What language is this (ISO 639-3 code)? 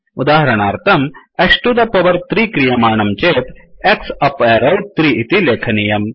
san